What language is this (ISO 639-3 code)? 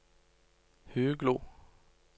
nor